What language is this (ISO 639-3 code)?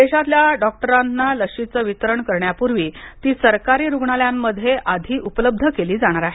mar